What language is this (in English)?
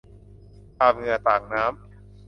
Thai